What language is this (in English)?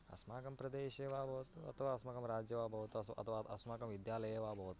Sanskrit